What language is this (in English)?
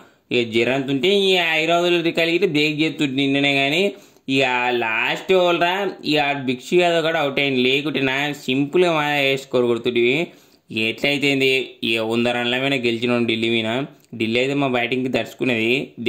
Telugu